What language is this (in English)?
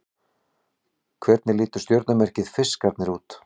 Icelandic